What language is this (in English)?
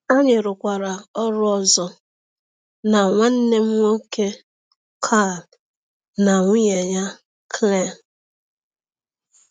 Igbo